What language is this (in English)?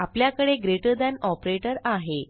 Marathi